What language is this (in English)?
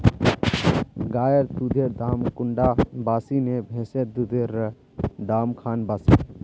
Magahi